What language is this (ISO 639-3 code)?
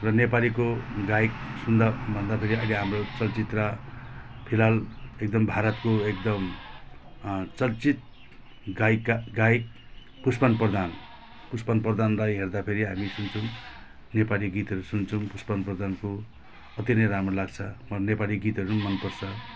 nep